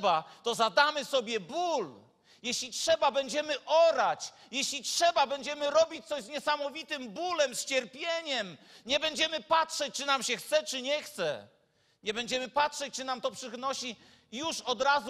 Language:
Polish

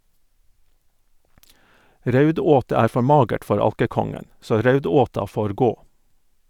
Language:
Norwegian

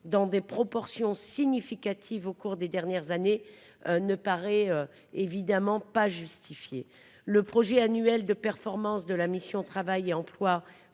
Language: French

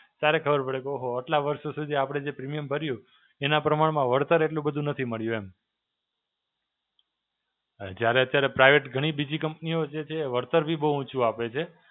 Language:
Gujarati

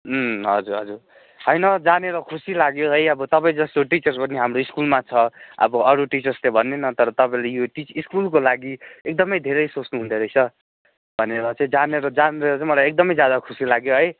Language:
Nepali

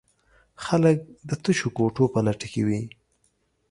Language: Pashto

